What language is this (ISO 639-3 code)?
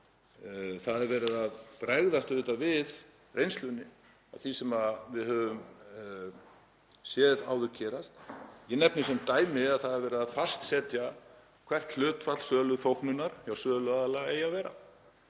isl